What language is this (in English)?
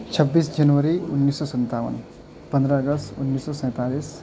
Urdu